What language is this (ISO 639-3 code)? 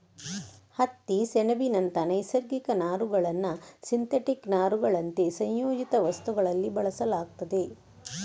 kan